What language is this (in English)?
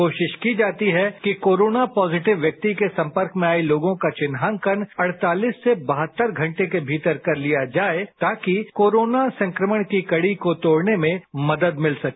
Hindi